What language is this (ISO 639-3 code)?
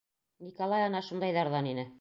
bak